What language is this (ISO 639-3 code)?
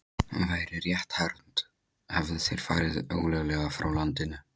isl